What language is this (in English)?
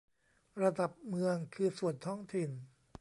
Thai